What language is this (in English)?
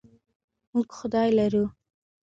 Pashto